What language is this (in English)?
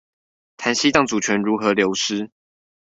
Chinese